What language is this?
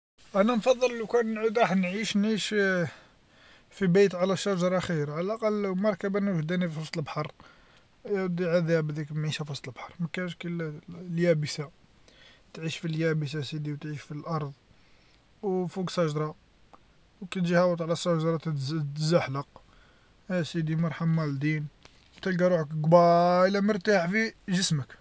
Algerian Arabic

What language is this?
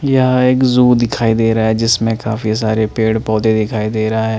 Hindi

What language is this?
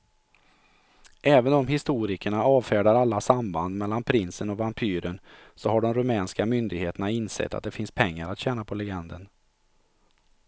Swedish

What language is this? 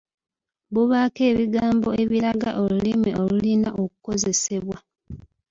Ganda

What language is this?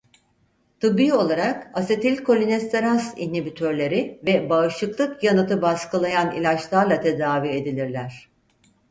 Turkish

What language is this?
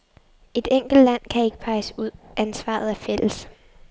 Danish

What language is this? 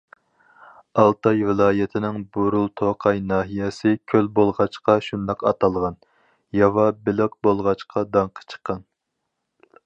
Uyghur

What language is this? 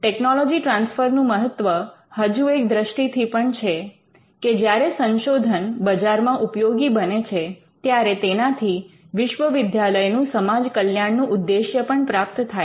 Gujarati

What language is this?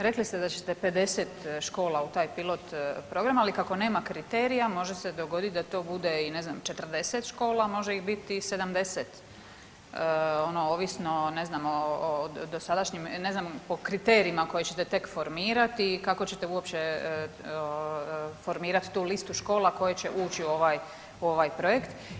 Croatian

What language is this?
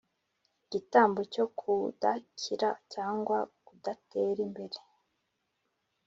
Kinyarwanda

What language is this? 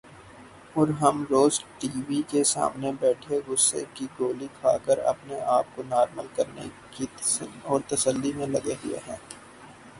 Urdu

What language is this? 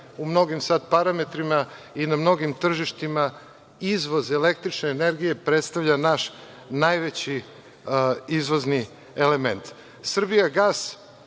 Serbian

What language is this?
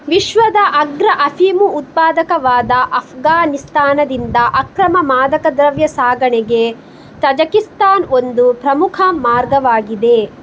Kannada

